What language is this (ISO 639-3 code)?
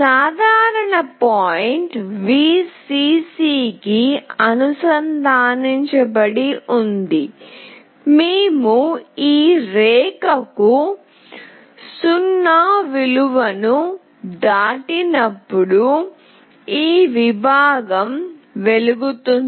tel